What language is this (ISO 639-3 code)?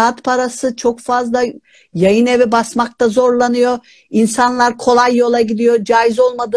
tur